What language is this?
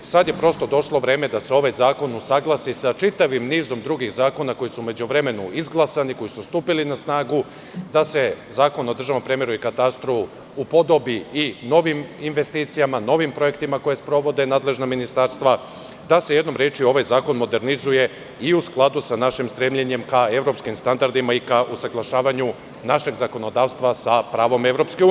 Serbian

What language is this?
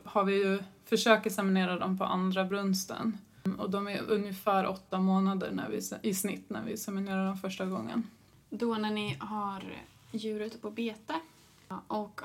Swedish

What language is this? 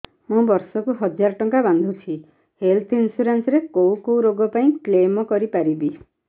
Odia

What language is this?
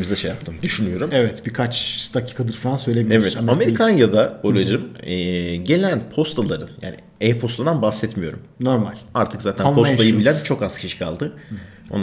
Turkish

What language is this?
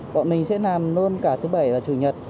Vietnamese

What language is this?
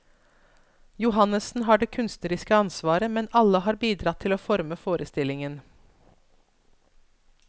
Norwegian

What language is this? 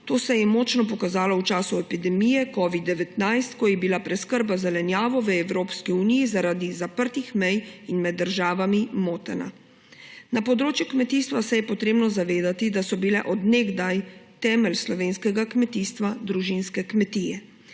Slovenian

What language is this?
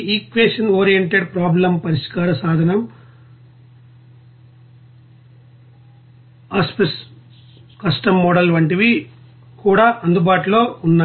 Telugu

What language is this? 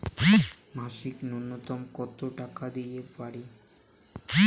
Bangla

